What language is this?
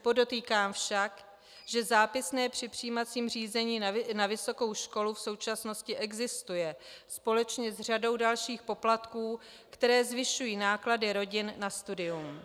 Czech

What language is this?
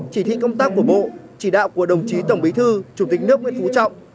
Vietnamese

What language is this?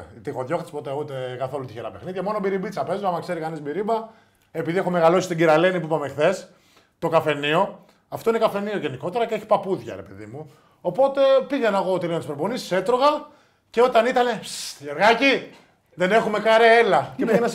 Greek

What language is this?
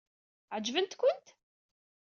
Kabyle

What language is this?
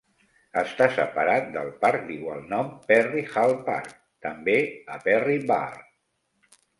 Catalan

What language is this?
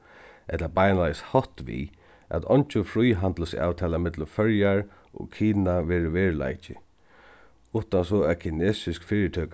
Faroese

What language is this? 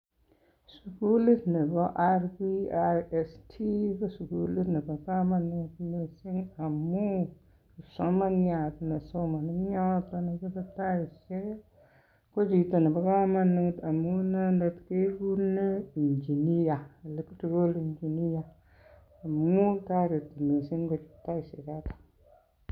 Kalenjin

